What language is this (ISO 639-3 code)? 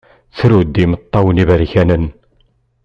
kab